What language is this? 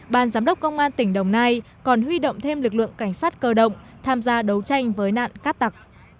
Vietnamese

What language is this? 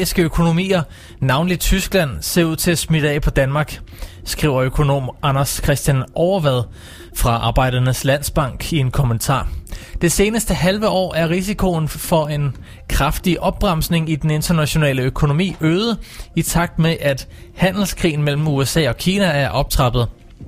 Danish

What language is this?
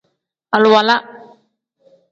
Tem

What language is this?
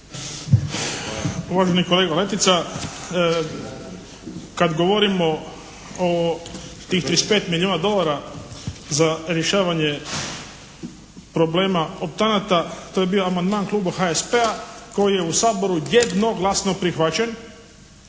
Croatian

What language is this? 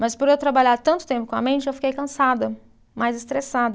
Portuguese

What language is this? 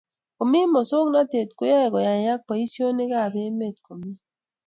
Kalenjin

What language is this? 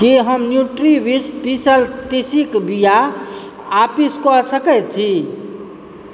Maithili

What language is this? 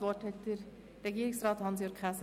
Swiss German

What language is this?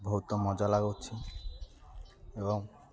Odia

